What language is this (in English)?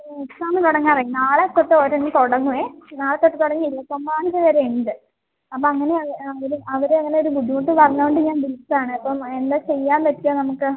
Malayalam